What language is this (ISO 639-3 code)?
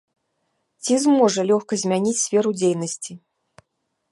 bel